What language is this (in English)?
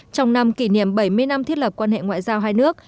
Vietnamese